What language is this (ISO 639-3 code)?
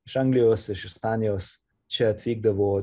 lit